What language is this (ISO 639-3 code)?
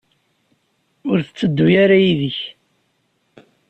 kab